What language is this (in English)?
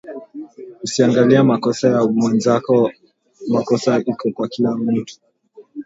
Swahili